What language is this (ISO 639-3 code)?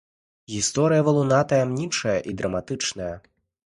bel